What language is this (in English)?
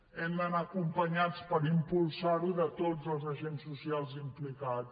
Catalan